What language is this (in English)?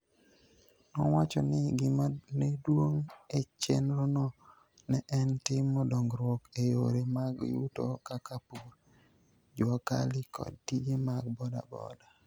Luo (Kenya and Tanzania)